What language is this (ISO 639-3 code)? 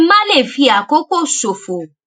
yor